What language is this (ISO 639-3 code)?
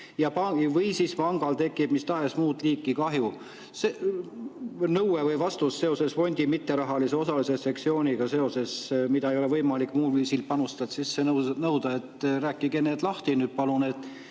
est